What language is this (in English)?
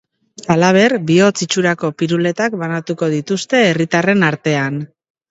Basque